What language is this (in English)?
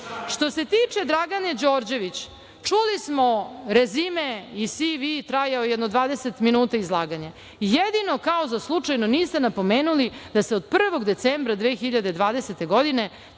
Serbian